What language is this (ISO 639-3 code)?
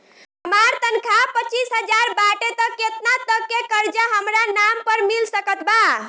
bho